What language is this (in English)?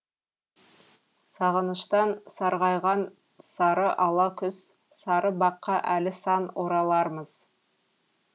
Kazakh